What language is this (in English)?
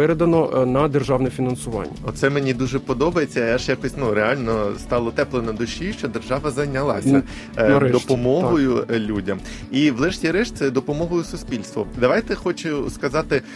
Ukrainian